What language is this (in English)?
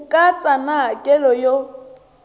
Tsonga